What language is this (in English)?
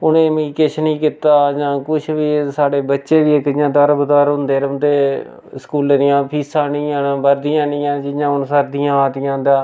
Dogri